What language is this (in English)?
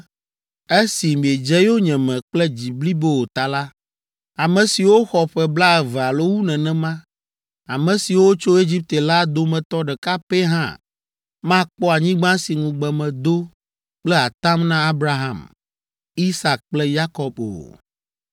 Ewe